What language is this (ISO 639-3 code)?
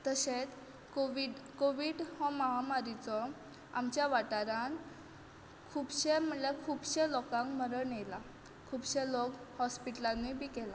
kok